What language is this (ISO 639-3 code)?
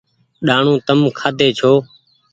gig